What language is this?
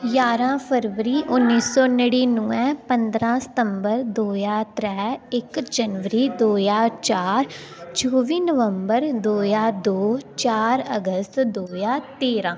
Dogri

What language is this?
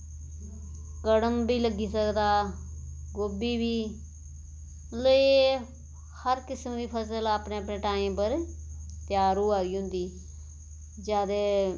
Dogri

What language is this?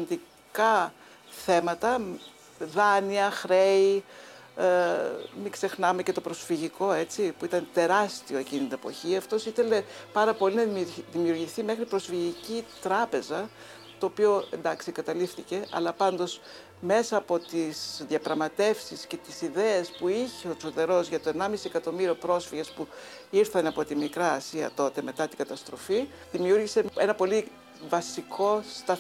Greek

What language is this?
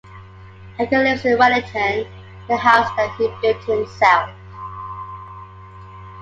English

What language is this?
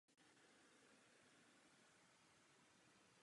Czech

